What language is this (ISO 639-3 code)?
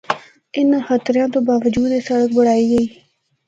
hno